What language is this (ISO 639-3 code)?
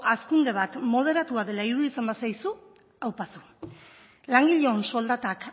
eus